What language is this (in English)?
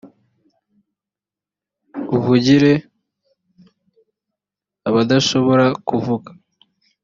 Kinyarwanda